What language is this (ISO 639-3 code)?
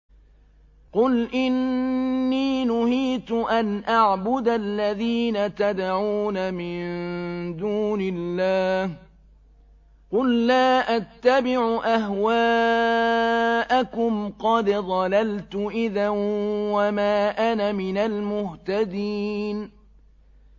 ara